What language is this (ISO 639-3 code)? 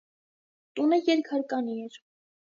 hye